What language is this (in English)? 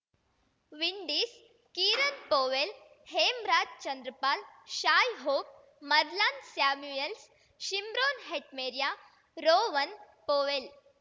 Kannada